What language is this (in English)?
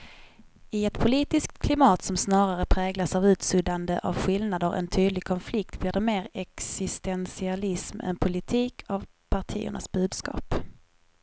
Swedish